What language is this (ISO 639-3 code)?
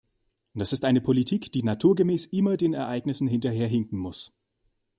deu